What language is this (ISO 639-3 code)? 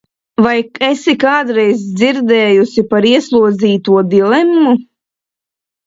lav